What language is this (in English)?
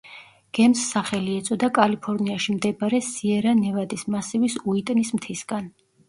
Georgian